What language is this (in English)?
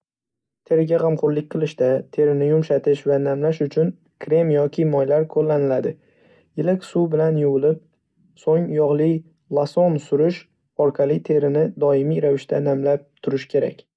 Uzbek